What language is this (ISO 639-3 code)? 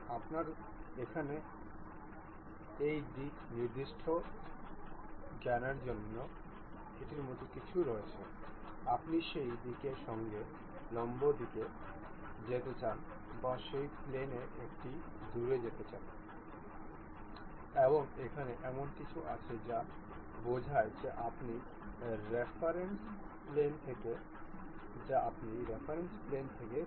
ben